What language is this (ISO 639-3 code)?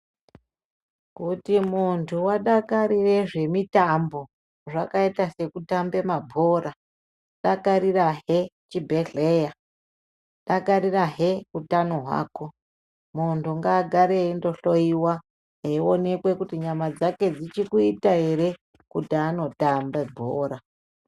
ndc